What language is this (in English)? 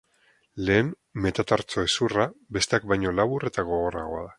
Basque